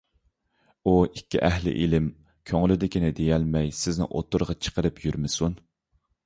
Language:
Uyghur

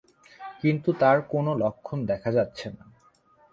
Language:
Bangla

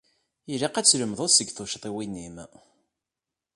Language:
Kabyle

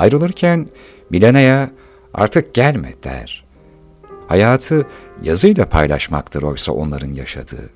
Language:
Turkish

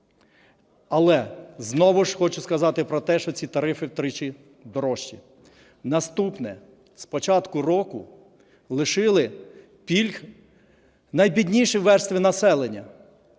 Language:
Ukrainian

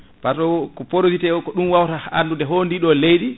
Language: Fula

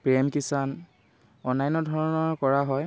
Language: Assamese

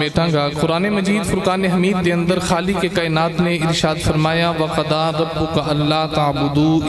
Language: Punjabi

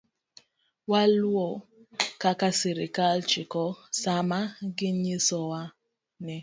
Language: Luo (Kenya and Tanzania)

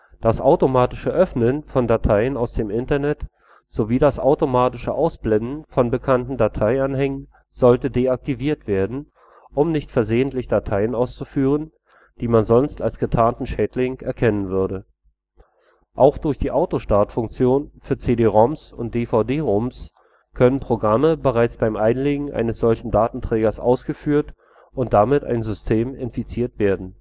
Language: German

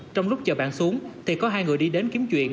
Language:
Vietnamese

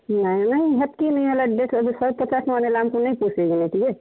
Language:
Odia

